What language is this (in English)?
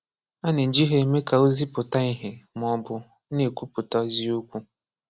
Igbo